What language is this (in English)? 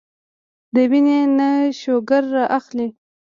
Pashto